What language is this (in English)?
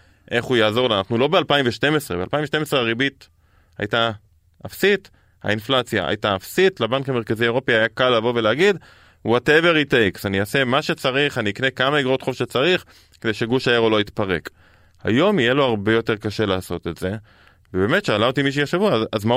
Hebrew